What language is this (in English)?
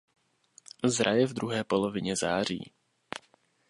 Czech